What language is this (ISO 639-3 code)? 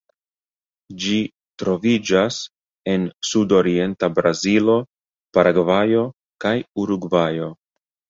epo